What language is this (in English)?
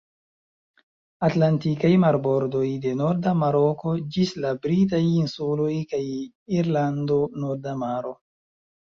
Esperanto